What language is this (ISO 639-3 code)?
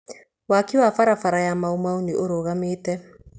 kik